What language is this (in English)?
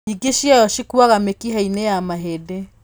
Kikuyu